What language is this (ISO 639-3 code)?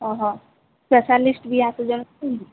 ori